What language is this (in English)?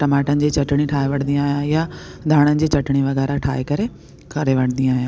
Sindhi